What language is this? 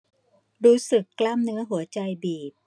Thai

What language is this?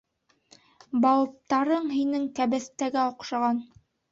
Bashkir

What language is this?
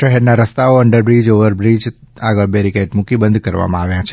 Gujarati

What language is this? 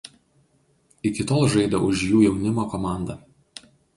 Lithuanian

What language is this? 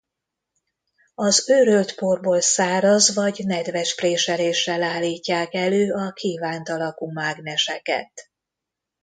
Hungarian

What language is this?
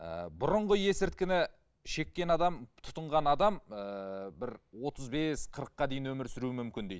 Kazakh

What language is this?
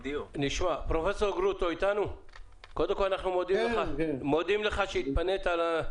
Hebrew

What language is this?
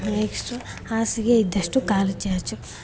Kannada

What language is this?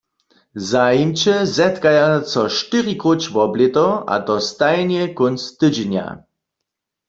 Upper Sorbian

